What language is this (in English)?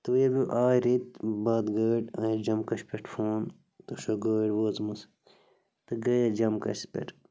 Kashmiri